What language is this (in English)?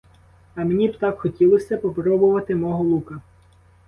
Ukrainian